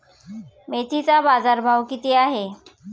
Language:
Marathi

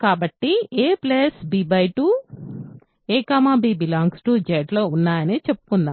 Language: Telugu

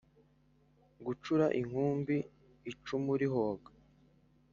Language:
Kinyarwanda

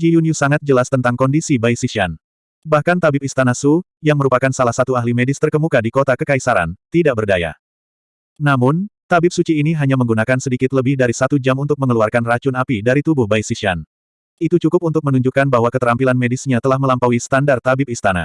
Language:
Indonesian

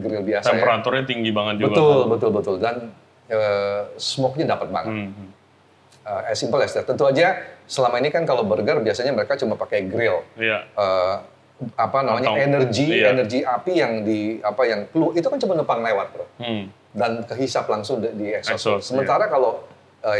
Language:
Indonesian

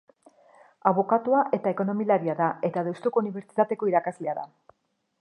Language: Basque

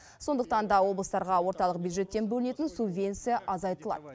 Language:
Kazakh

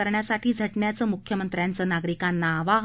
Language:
Marathi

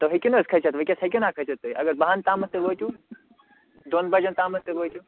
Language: Kashmiri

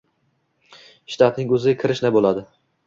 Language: Uzbek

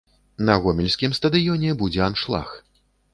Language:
Belarusian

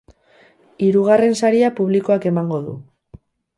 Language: Basque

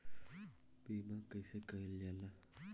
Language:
Bhojpuri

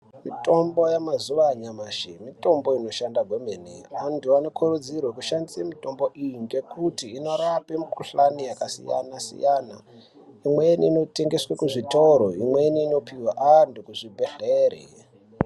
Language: Ndau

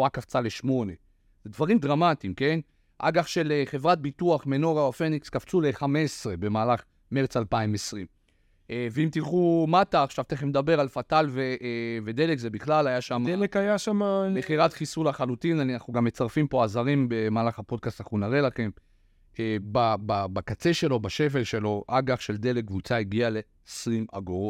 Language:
Hebrew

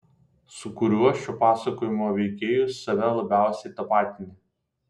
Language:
Lithuanian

